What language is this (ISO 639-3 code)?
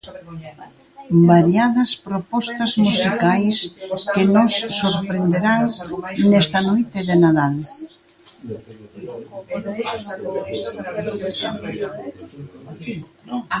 glg